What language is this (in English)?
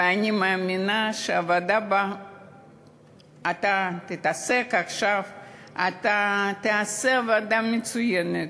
Hebrew